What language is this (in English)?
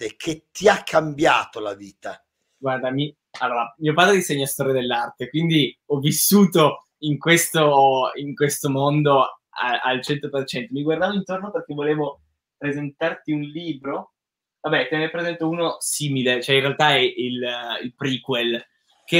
Italian